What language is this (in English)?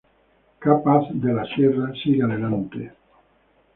Spanish